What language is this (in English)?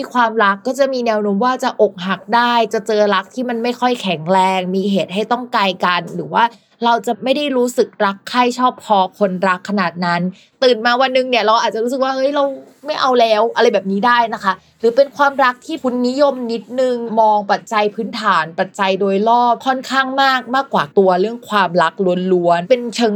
Thai